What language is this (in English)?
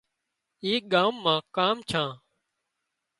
Wadiyara Koli